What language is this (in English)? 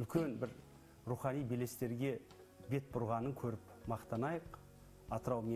Turkish